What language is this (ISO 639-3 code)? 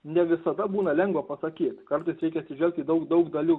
lit